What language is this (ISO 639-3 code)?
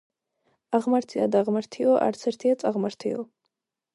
kat